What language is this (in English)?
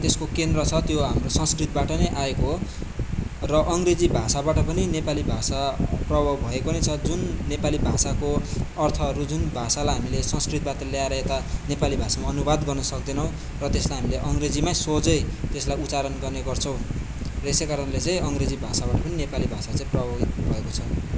Nepali